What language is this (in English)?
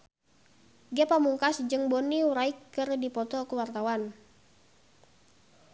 Sundanese